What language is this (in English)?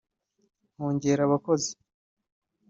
Kinyarwanda